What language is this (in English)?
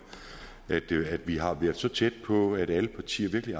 Danish